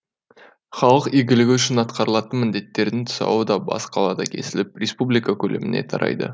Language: Kazakh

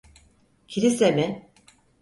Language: Turkish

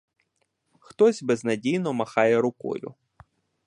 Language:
Ukrainian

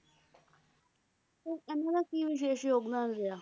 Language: Punjabi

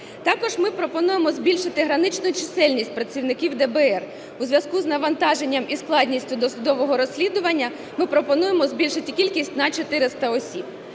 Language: Ukrainian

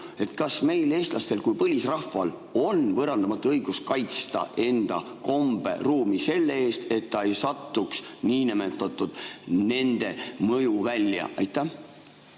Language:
Estonian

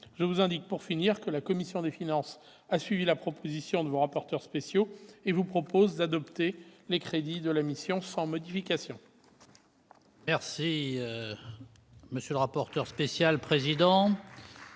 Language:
French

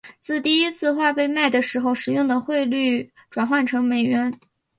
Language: Chinese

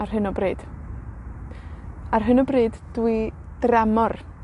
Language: Welsh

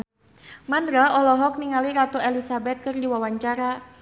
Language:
Sundanese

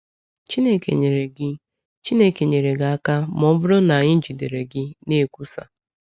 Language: Igbo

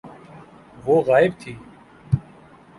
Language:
Urdu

